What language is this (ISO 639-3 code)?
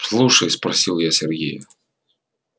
rus